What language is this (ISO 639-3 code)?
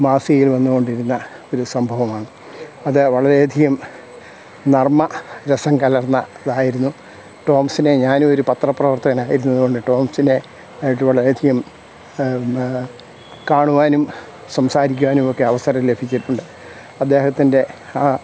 mal